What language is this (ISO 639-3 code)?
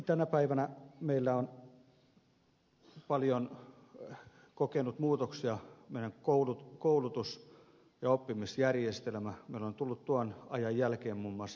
fin